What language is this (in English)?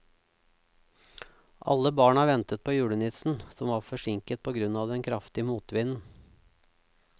Norwegian